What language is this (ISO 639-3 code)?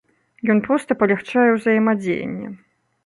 bel